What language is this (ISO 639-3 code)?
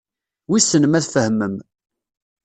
kab